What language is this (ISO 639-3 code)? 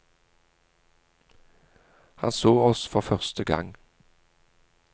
nor